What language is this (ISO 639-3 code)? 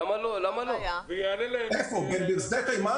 heb